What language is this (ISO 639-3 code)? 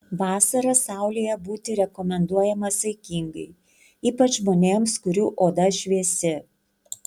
lit